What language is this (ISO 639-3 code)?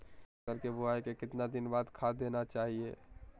mag